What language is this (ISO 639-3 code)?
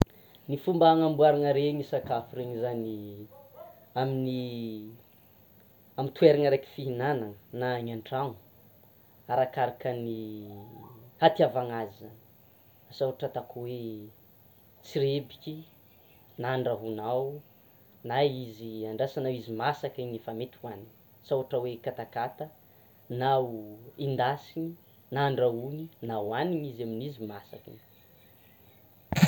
xmw